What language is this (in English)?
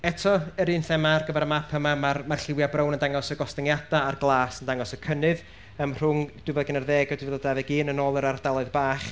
Welsh